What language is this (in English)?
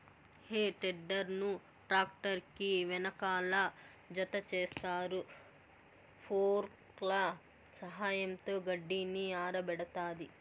Telugu